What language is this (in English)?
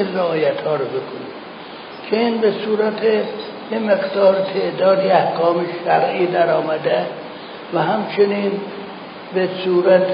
Persian